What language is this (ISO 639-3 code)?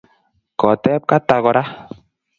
kln